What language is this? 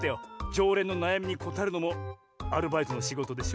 Japanese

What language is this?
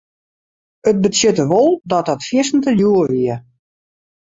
Western Frisian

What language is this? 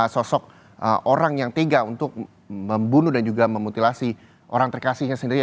Indonesian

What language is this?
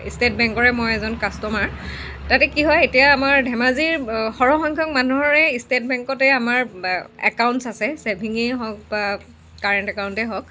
Assamese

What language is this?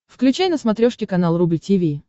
Russian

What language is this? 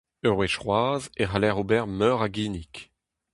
Breton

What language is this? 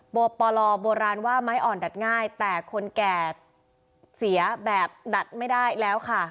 Thai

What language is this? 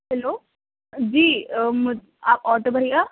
Urdu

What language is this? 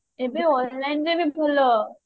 Odia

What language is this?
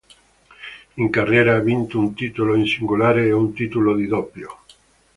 Italian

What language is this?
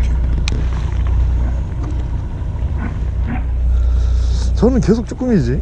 Korean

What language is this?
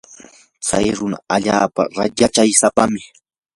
Yanahuanca Pasco Quechua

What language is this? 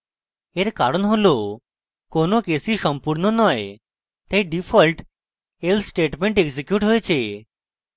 Bangla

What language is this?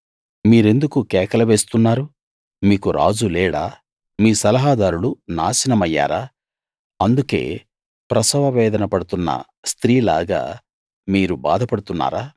Telugu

